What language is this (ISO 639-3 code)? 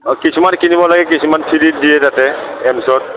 asm